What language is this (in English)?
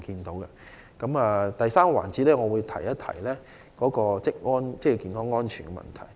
Cantonese